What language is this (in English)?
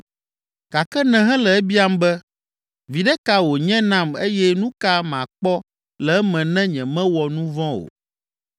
Ewe